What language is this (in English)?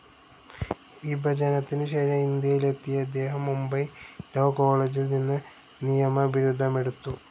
Malayalam